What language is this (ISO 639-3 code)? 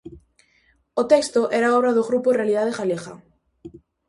glg